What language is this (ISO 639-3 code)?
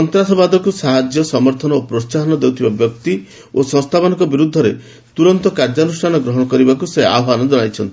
ori